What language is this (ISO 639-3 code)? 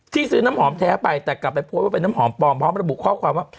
tha